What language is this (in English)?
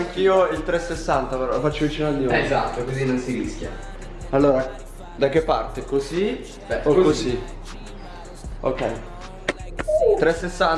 Italian